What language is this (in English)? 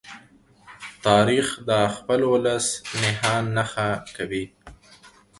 Pashto